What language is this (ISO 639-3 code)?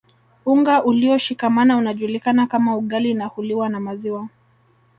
swa